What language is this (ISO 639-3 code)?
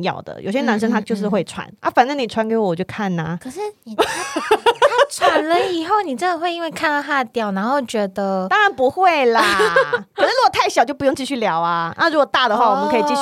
zho